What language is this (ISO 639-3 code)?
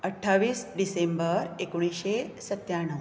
kok